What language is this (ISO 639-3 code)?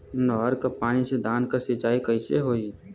bho